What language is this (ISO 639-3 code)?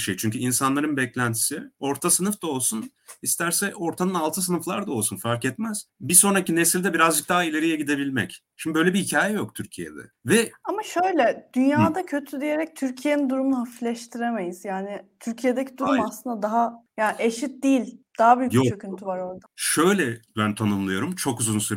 tur